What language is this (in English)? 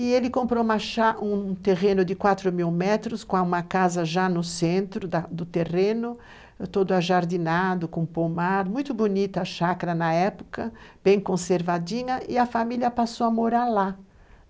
Portuguese